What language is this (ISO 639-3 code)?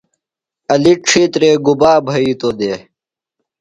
phl